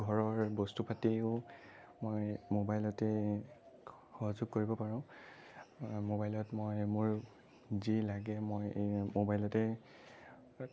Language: Assamese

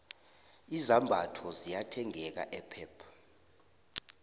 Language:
South Ndebele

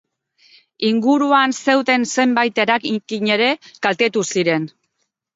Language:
Basque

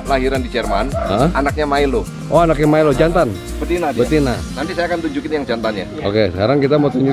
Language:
Indonesian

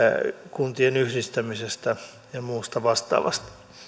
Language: Finnish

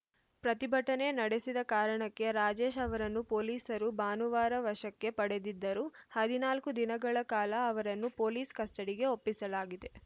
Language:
Kannada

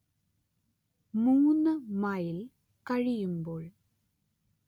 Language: Malayalam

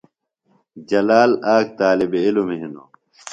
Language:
Phalura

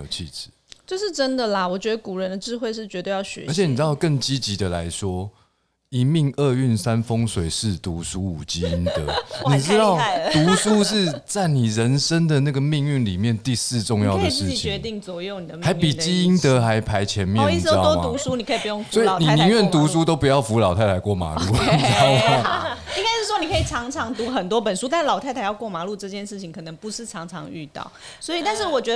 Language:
Chinese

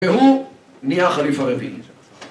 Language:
Hebrew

